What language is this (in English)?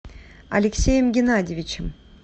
Russian